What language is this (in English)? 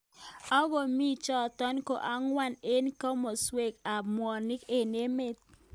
Kalenjin